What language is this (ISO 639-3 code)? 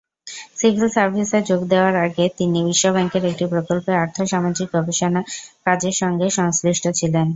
ben